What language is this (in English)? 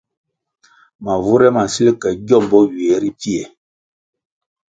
Kwasio